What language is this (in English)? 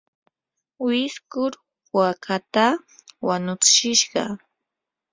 Yanahuanca Pasco Quechua